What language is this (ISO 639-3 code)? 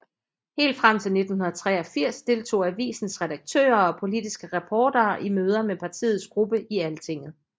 dan